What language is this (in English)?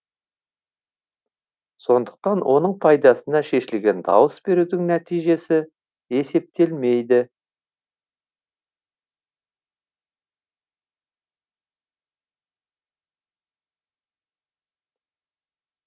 Kazakh